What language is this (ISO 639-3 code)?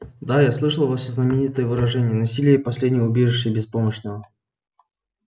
rus